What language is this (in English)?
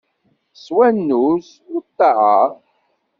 Kabyle